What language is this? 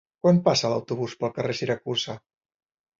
Catalan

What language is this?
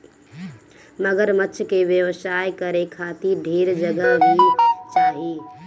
Bhojpuri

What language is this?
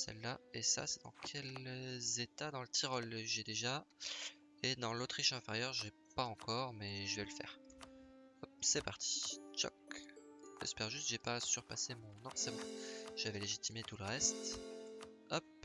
French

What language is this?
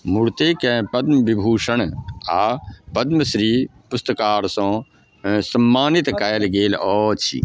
Maithili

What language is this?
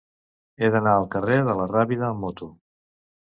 Catalan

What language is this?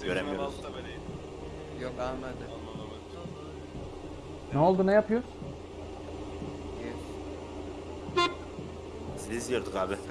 Turkish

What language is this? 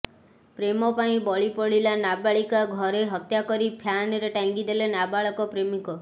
Odia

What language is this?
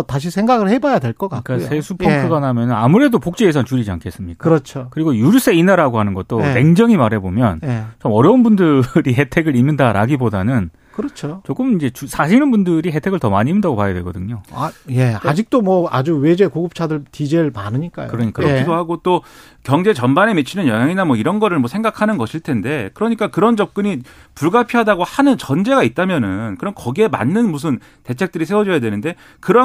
Korean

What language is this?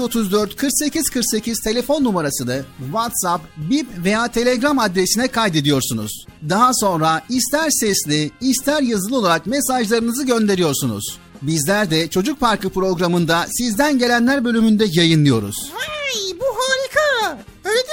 Turkish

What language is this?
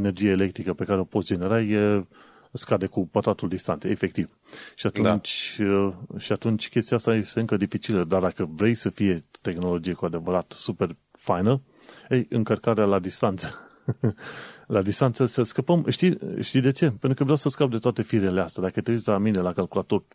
Romanian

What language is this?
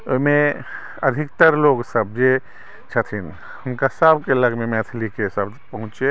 Maithili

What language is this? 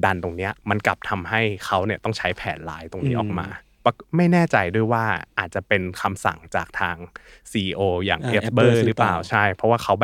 Thai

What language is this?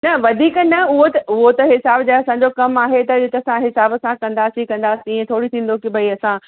Sindhi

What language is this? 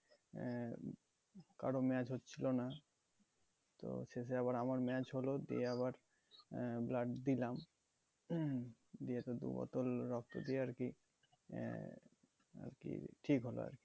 Bangla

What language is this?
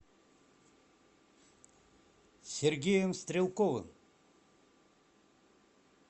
Russian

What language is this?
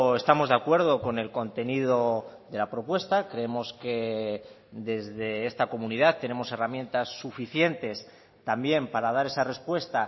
Spanish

